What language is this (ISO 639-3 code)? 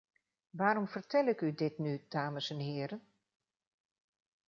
nld